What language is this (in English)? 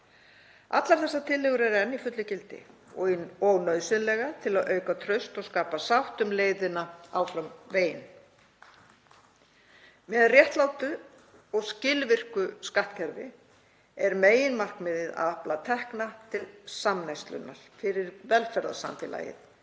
Icelandic